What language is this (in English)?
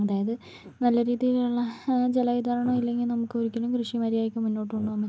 Malayalam